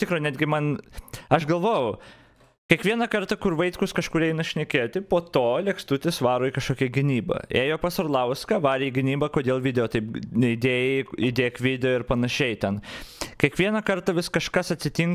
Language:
Lithuanian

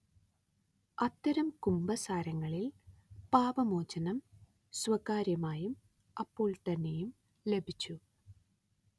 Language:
Malayalam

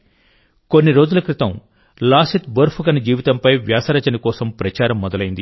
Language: Telugu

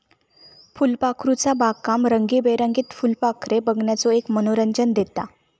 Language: Marathi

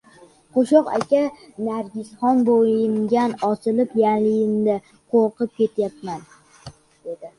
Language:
Uzbek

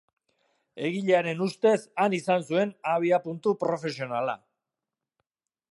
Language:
Basque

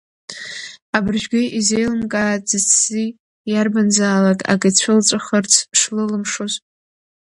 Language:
Abkhazian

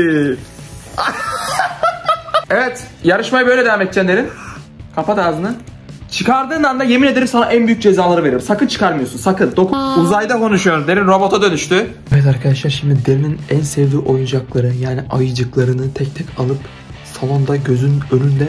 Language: Turkish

